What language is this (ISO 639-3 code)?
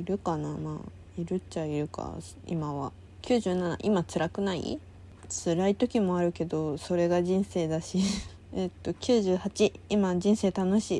jpn